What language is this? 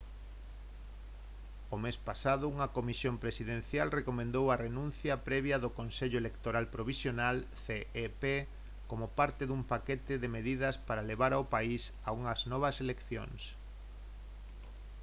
Galician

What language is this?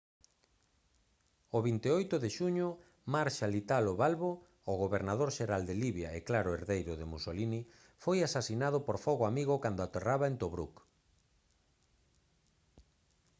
Galician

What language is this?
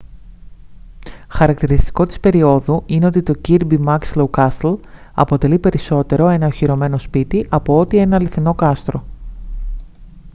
Greek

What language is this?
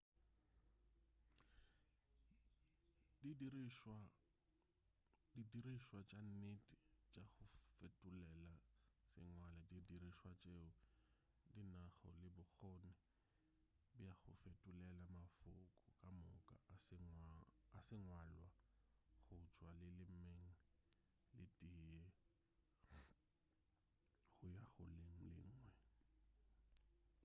Northern Sotho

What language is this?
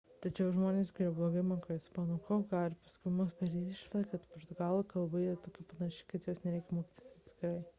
Lithuanian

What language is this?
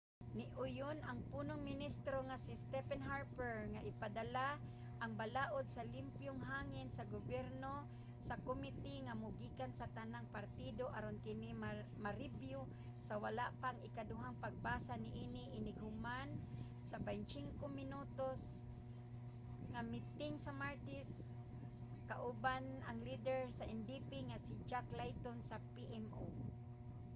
Cebuano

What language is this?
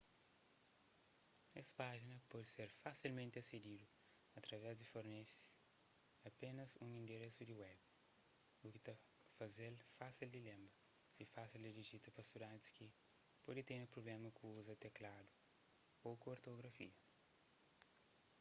Kabuverdianu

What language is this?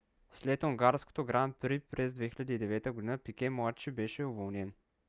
Bulgarian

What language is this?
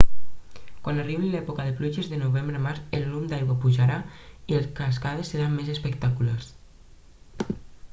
Catalan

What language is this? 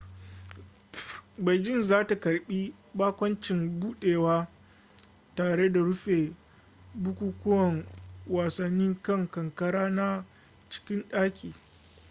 Hausa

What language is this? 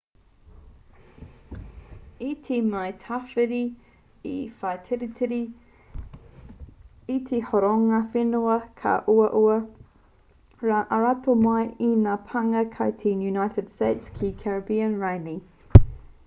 Māori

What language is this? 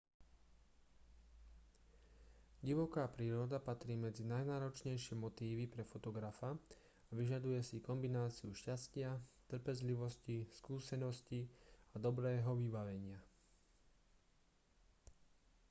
Slovak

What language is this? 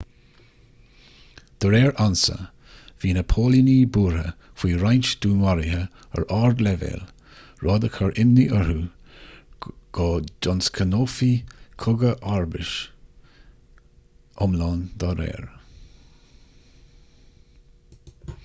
Irish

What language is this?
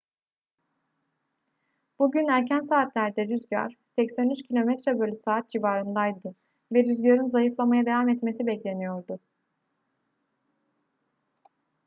Turkish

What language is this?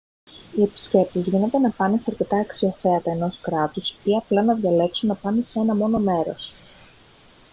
Greek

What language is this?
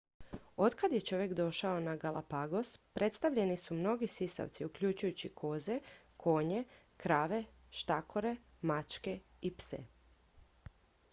Croatian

